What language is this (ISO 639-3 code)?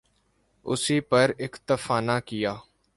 urd